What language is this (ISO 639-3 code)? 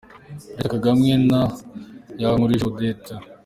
kin